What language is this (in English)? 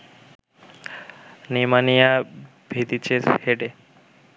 Bangla